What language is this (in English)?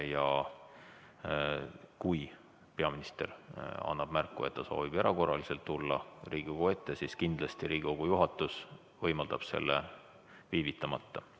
Estonian